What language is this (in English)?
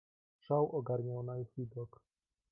Polish